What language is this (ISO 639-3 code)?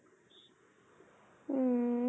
asm